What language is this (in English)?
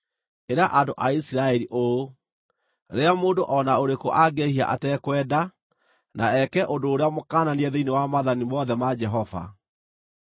Kikuyu